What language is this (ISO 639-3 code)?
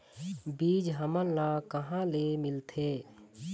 hne